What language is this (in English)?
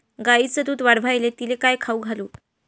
Marathi